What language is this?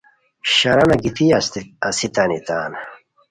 Khowar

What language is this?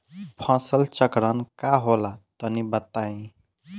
Bhojpuri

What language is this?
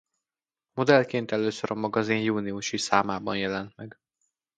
Hungarian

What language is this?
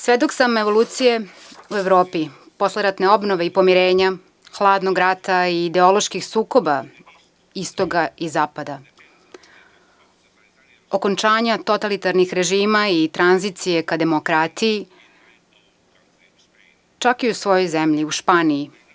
Serbian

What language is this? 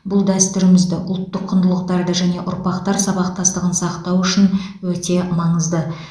Kazakh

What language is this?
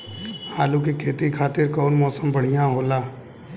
Bhojpuri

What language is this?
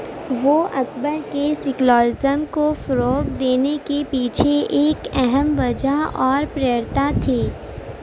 Urdu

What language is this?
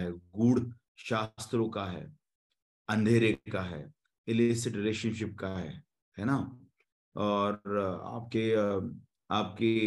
Hindi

